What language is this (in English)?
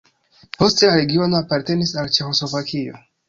Esperanto